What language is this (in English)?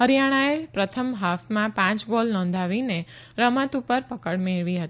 Gujarati